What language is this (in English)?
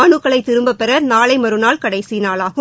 Tamil